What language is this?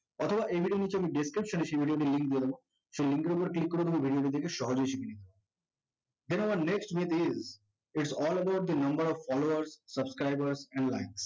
Bangla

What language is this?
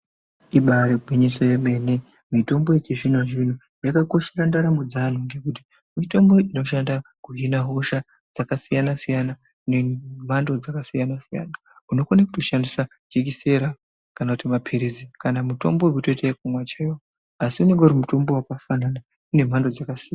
Ndau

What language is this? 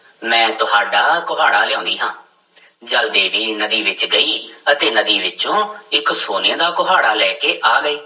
Punjabi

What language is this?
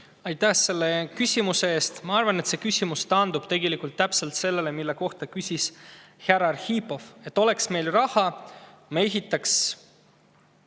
Estonian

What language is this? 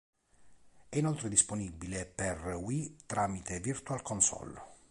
Italian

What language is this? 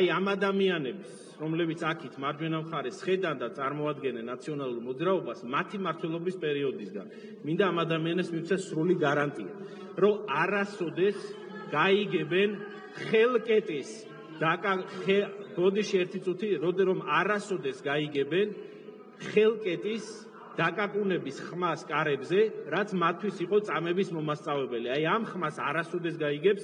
Romanian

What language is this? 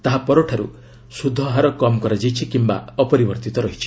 Odia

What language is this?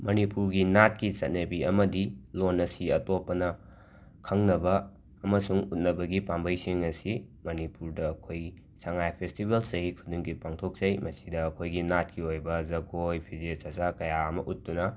Manipuri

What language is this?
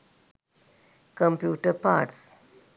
Sinhala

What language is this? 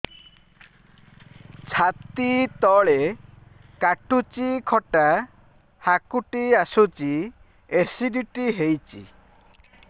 Odia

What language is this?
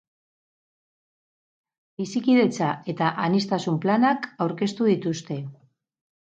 Basque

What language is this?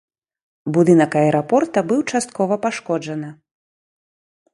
Belarusian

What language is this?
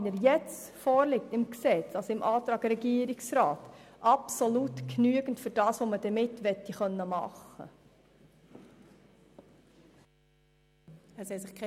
Swiss German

